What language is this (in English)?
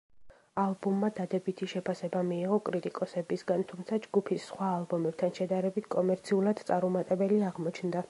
Georgian